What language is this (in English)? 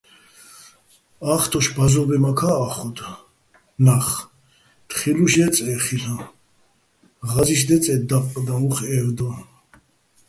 Bats